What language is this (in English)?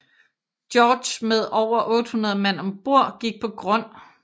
Danish